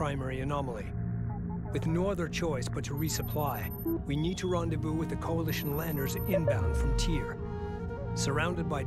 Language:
Turkish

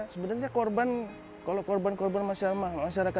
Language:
Indonesian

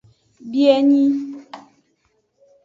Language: Aja (Benin)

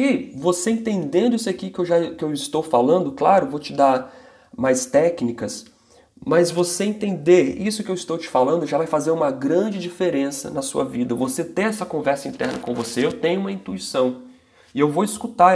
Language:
Portuguese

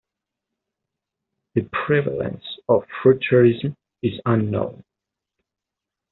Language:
English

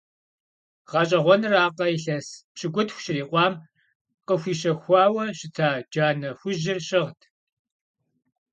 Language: Kabardian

